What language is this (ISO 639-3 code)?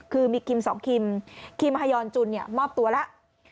tha